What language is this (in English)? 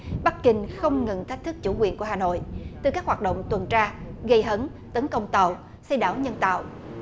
Vietnamese